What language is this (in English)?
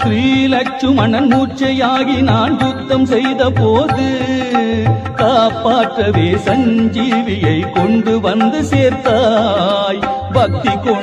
Hindi